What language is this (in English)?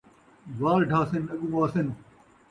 Saraiki